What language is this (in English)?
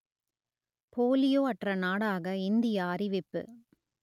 Tamil